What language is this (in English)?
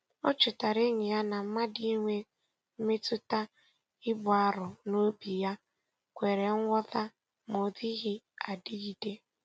Igbo